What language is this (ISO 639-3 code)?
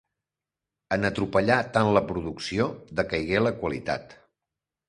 cat